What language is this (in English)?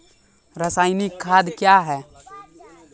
Maithili